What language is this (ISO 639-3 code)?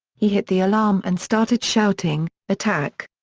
eng